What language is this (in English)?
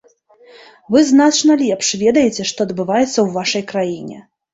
Belarusian